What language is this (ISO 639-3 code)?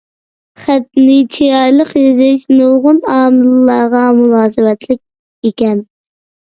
uig